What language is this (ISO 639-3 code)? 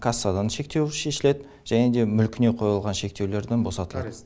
kaz